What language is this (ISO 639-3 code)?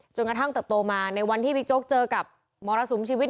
tha